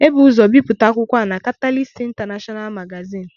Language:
Igbo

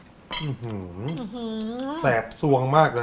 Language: Thai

